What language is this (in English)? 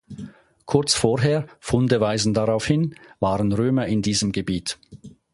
German